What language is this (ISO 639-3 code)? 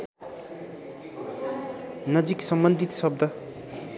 nep